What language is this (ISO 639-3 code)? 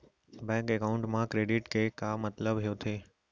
hne